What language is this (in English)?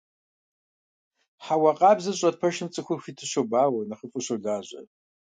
Kabardian